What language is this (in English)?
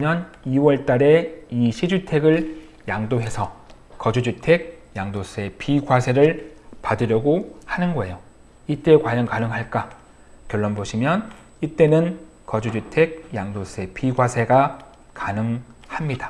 Korean